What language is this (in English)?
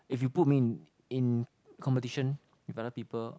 English